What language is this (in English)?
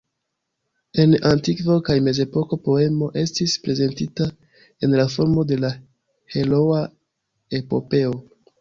Esperanto